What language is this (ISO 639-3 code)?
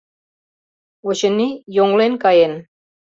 chm